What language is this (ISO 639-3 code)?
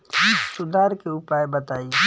bho